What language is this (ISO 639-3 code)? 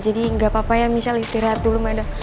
ind